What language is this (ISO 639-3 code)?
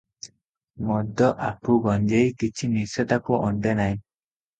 ori